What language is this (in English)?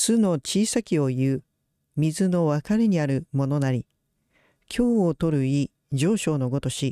Japanese